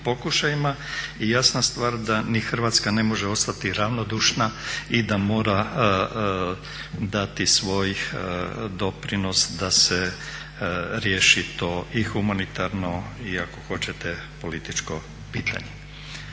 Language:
Croatian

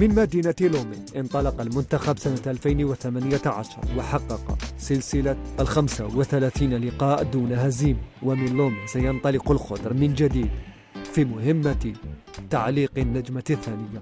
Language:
Arabic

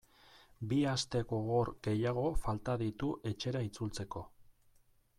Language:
Basque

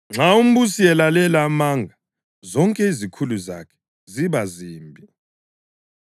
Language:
North Ndebele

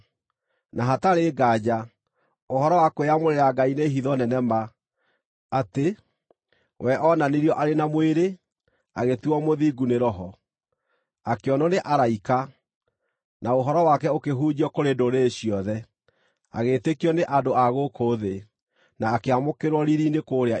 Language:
Kikuyu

